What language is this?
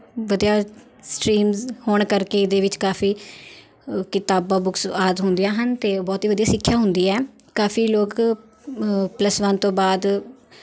Punjabi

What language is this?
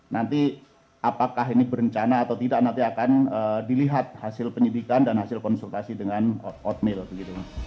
Indonesian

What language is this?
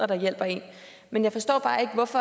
Danish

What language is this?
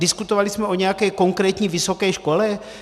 Czech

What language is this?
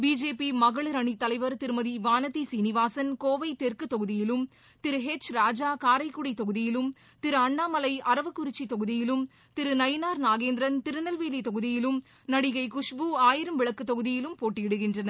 Tamil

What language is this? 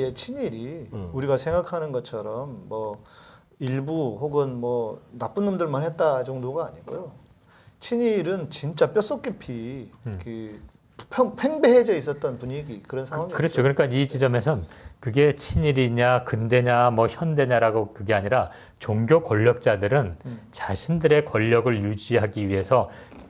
Korean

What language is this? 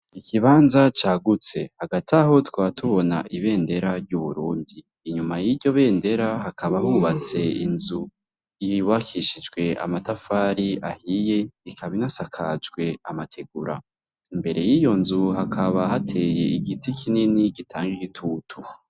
Rundi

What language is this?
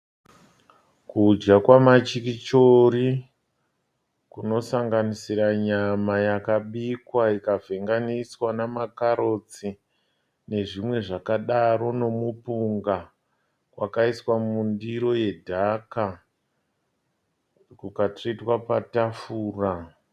Shona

